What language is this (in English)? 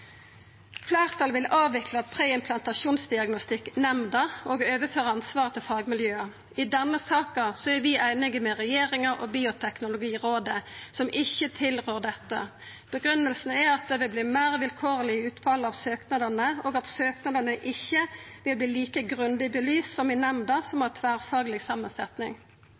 Norwegian Nynorsk